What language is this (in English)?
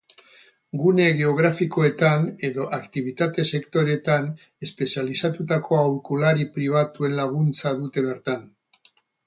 Basque